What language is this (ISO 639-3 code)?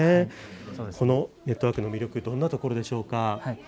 jpn